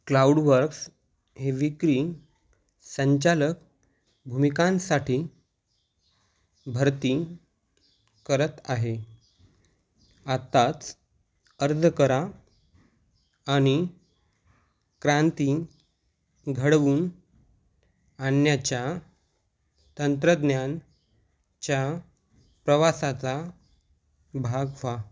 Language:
Marathi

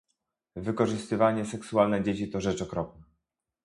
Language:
Polish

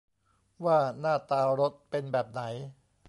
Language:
Thai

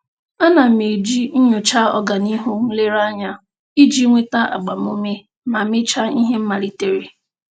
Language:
Igbo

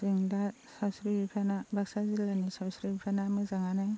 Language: Bodo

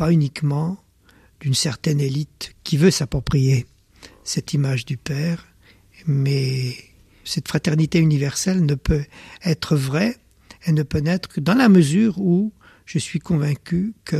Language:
French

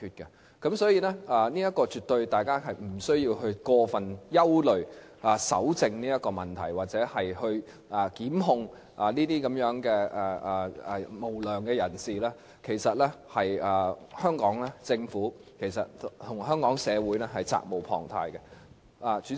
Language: Cantonese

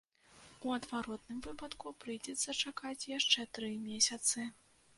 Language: Belarusian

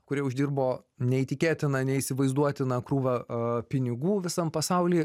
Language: Lithuanian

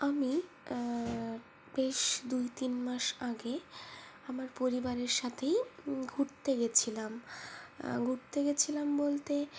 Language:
Bangla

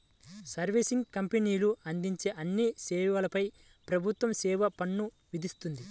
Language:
Telugu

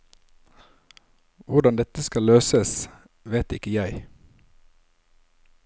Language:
Norwegian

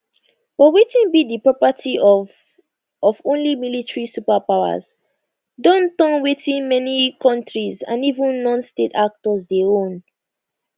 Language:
Nigerian Pidgin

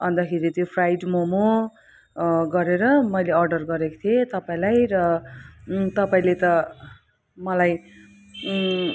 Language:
Nepali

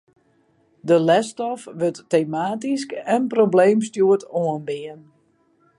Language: Western Frisian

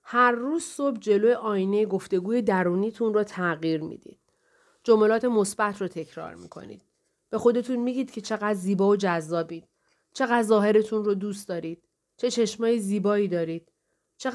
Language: Persian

